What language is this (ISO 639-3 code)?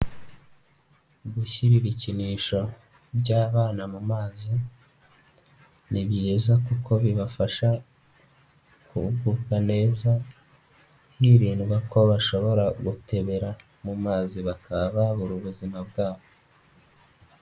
kin